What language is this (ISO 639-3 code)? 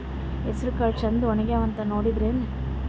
kan